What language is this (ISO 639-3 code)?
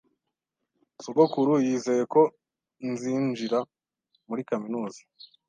kin